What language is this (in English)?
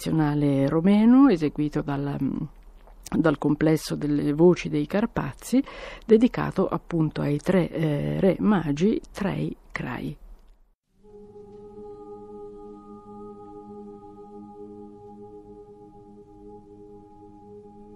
Italian